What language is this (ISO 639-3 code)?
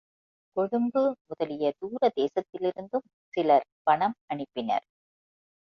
tam